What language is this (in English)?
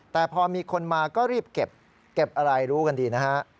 Thai